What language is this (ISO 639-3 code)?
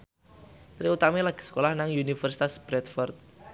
jav